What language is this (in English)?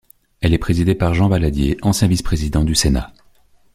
French